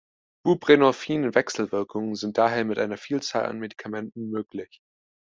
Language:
German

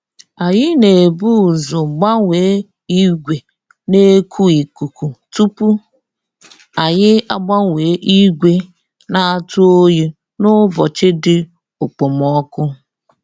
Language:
Igbo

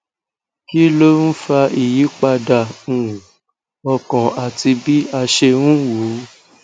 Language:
Yoruba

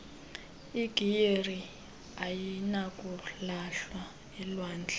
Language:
Xhosa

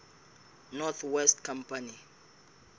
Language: Southern Sotho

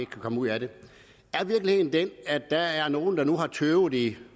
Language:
Danish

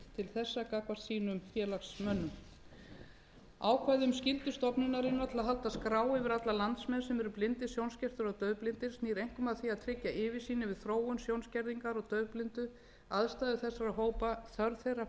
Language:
Icelandic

